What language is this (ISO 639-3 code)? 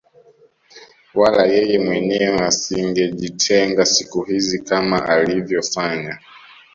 swa